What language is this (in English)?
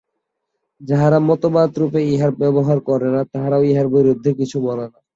Bangla